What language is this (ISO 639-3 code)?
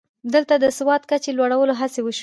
pus